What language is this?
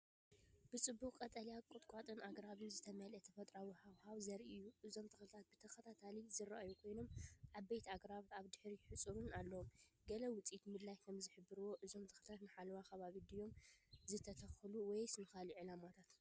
Tigrinya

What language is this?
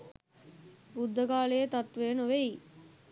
Sinhala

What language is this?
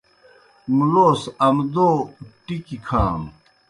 Kohistani Shina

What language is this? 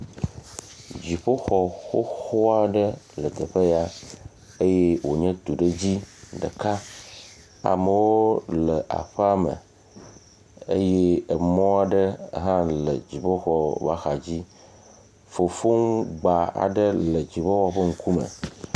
Ewe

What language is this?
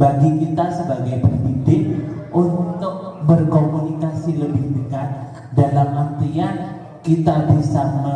Indonesian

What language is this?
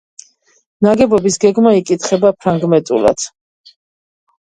Georgian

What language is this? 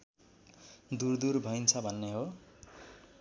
Nepali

